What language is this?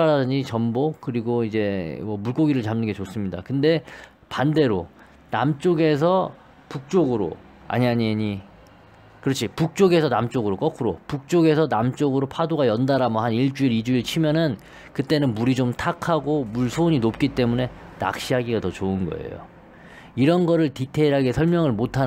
Korean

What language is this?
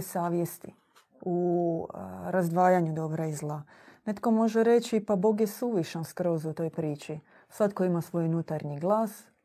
Croatian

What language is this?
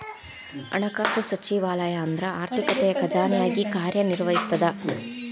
Kannada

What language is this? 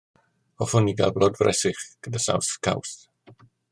Welsh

